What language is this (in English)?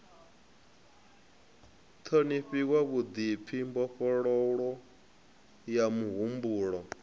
Venda